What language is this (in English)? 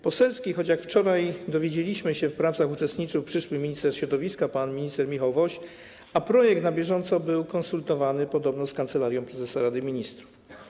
Polish